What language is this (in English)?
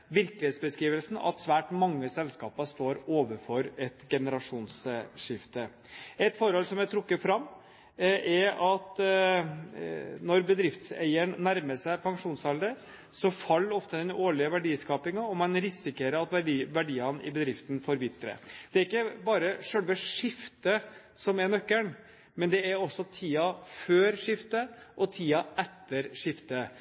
Norwegian Bokmål